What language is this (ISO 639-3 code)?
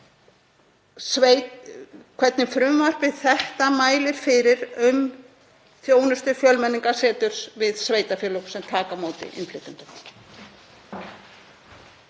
isl